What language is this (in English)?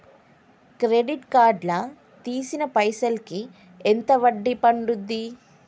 Telugu